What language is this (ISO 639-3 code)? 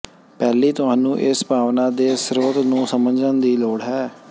pan